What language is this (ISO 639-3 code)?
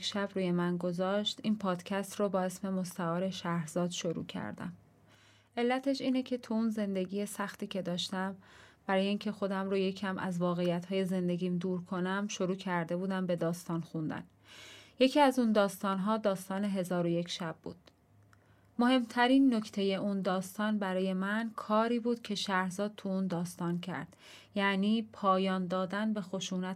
fas